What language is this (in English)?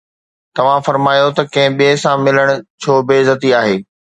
Sindhi